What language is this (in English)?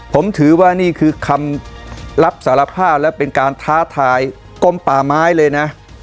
Thai